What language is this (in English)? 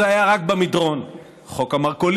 Hebrew